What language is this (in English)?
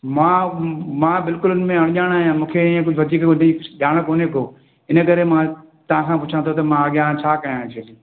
Sindhi